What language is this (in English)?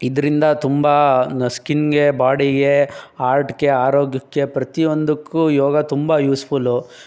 Kannada